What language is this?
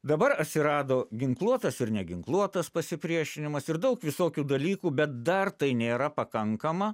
Lithuanian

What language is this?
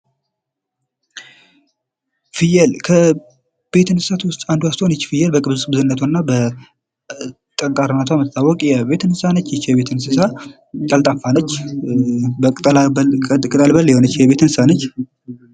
Amharic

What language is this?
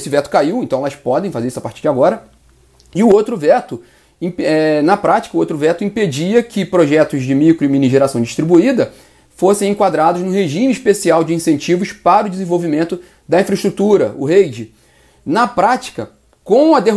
Portuguese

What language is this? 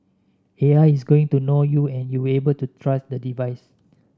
English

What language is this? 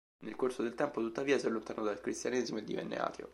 Italian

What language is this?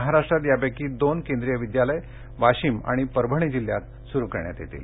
Marathi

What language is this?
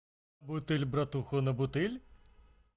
Russian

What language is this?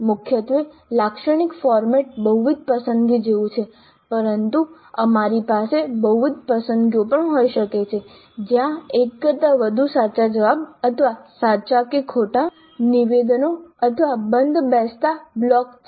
Gujarati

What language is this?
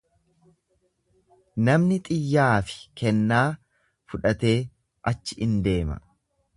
Oromo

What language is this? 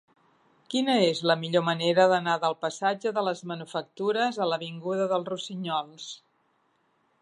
Catalan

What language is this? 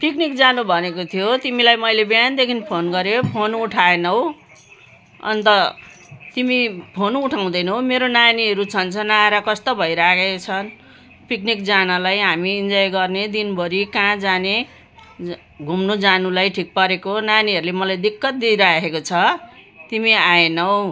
Nepali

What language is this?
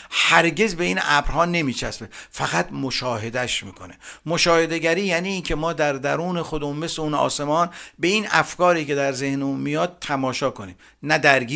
Persian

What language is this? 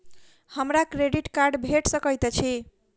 Maithili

